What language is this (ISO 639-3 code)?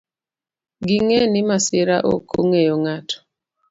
luo